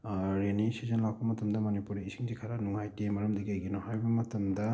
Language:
Manipuri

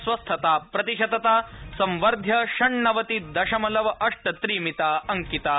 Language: Sanskrit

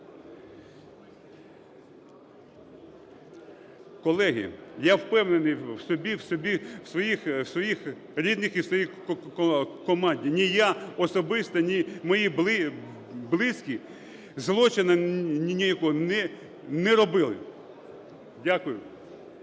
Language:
Ukrainian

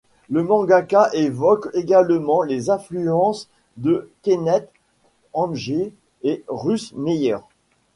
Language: French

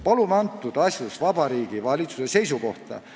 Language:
Estonian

